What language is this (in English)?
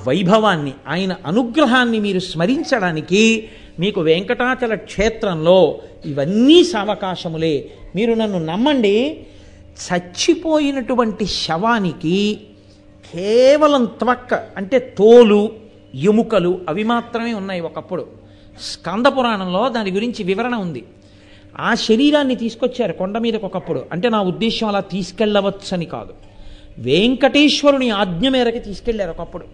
Telugu